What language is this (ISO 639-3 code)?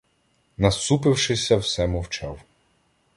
ukr